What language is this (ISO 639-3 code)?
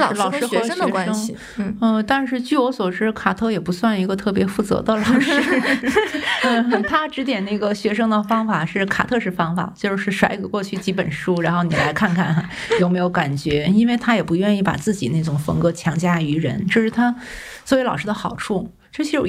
zho